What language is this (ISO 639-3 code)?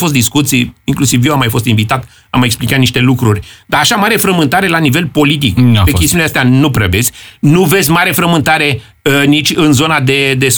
ron